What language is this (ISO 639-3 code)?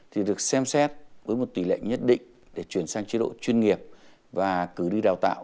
vie